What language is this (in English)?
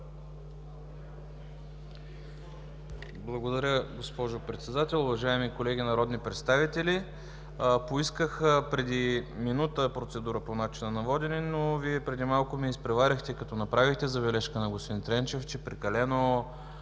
Bulgarian